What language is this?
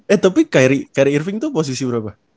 Indonesian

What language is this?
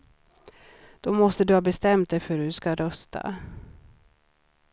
Swedish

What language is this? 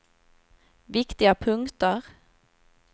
Swedish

